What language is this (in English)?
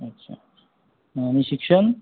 Marathi